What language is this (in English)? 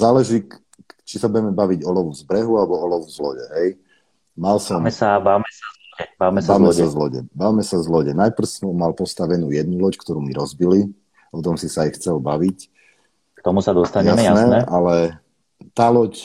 Slovak